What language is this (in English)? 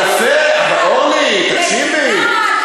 Hebrew